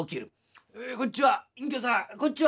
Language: Japanese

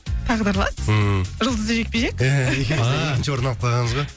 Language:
Kazakh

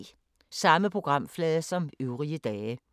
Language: Danish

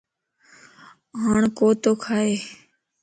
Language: Lasi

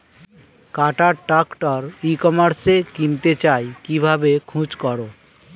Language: Bangla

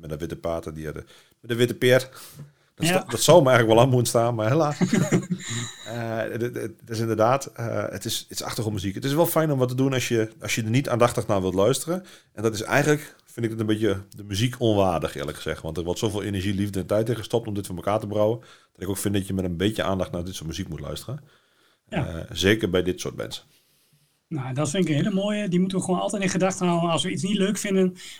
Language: Dutch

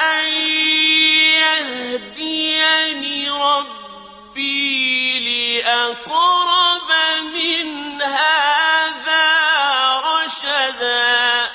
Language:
Arabic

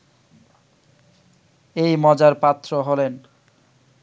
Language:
Bangla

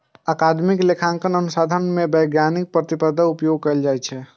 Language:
Maithili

